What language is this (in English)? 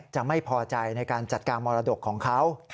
Thai